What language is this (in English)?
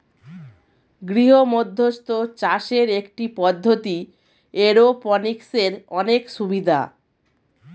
Bangla